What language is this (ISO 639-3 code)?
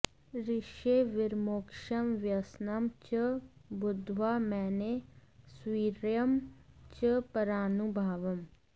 san